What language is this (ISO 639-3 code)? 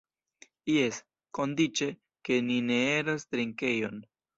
epo